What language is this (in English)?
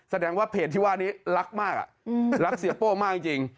Thai